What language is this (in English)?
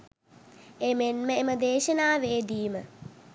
Sinhala